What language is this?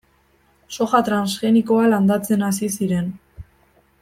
Basque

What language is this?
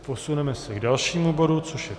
Czech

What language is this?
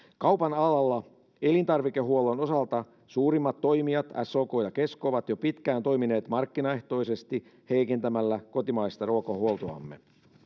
Finnish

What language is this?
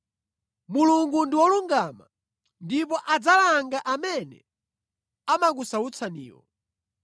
Nyanja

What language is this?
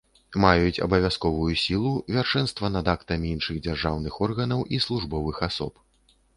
Belarusian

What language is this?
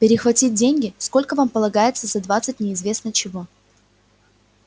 Russian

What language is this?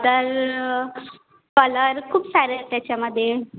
Marathi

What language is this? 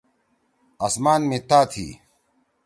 Torwali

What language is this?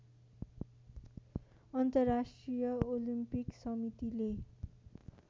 Nepali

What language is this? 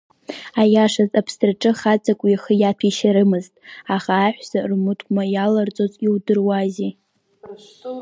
Abkhazian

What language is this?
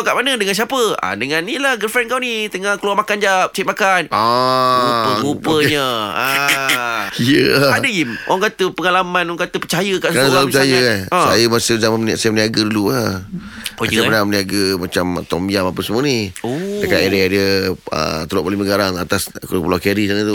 Malay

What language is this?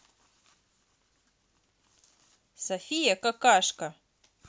Russian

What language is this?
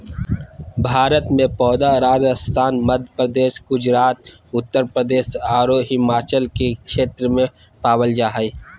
Magahi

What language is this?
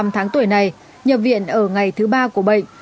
Vietnamese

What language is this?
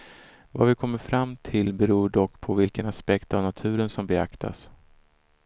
Swedish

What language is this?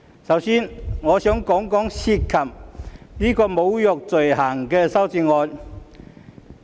Cantonese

